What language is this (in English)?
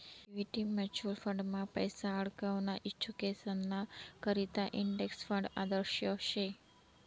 Marathi